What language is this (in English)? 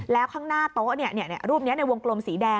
Thai